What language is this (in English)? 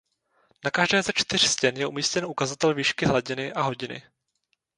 Czech